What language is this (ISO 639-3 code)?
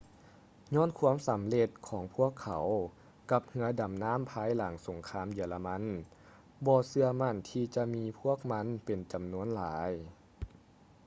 lao